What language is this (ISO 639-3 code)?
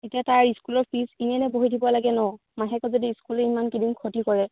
asm